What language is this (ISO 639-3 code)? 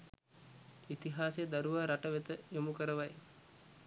sin